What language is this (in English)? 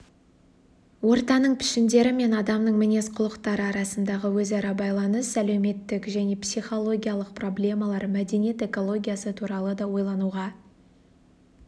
Kazakh